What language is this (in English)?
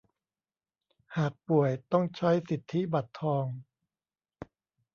Thai